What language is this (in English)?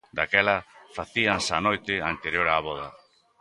Galician